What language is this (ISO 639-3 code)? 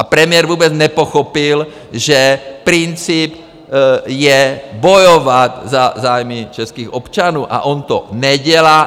ces